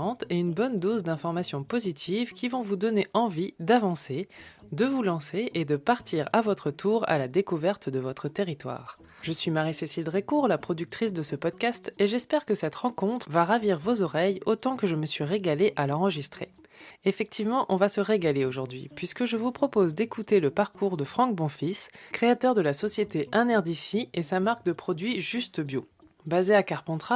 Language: French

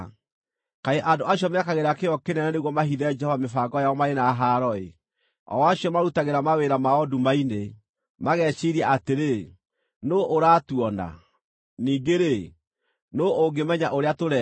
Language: Kikuyu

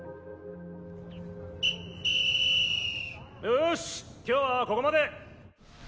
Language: Japanese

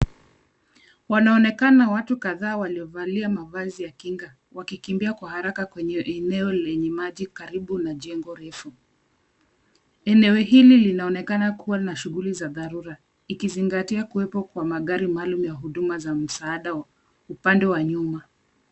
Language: Swahili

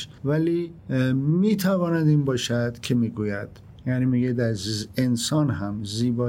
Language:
Persian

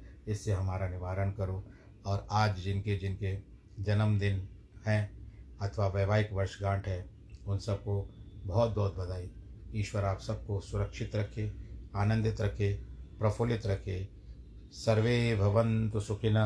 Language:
Hindi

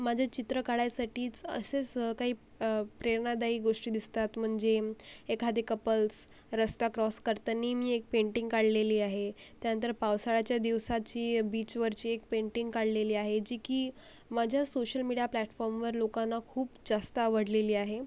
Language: Marathi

